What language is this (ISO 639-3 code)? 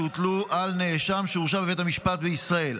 heb